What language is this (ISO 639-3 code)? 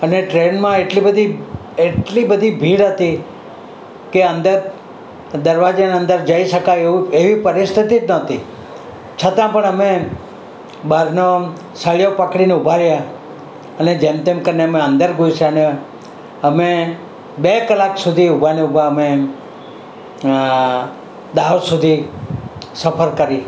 guj